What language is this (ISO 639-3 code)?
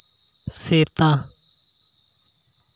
sat